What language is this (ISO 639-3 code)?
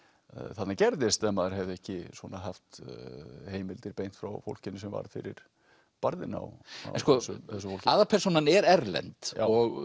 isl